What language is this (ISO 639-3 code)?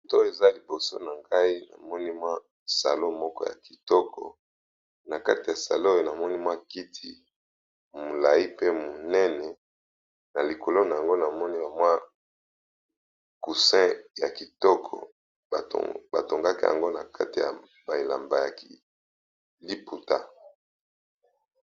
lin